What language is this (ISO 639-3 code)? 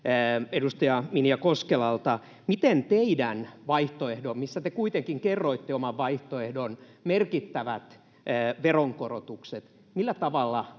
fin